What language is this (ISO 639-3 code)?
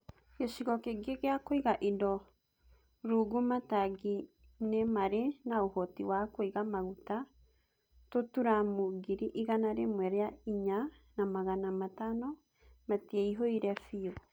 kik